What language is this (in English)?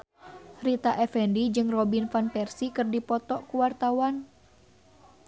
Sundanese